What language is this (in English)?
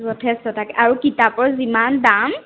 Assamese